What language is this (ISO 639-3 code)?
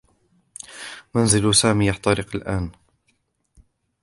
ara